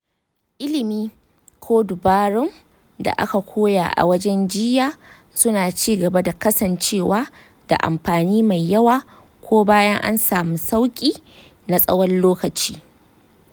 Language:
Hausa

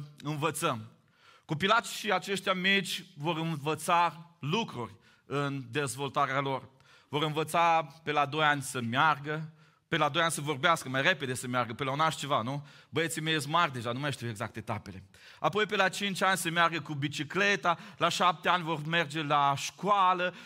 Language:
Romanian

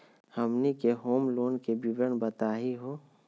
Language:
Magahi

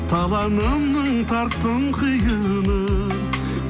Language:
Kazakh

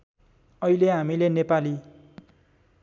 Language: Nepali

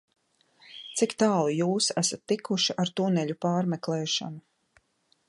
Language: Latvian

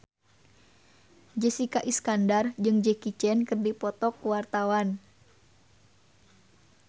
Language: Sundanese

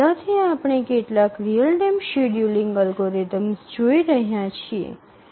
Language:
Gujarati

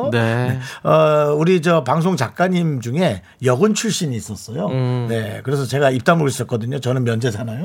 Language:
Korean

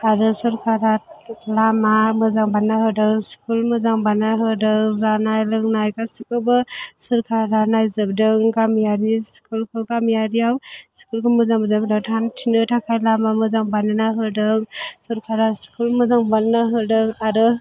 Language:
Bodo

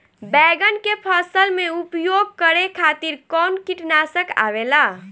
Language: Bhojpuri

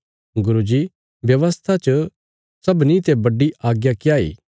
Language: Bilaspuri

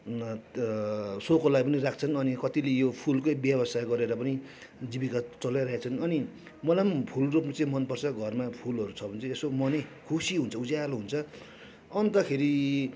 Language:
Nepali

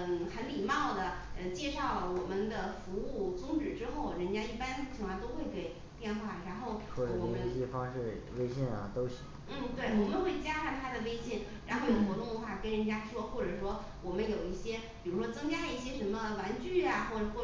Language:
Chinese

